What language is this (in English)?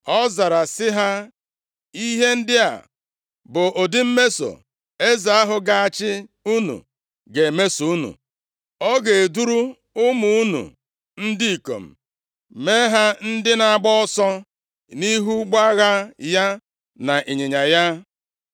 Igbo